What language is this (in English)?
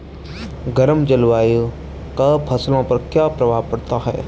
Hindi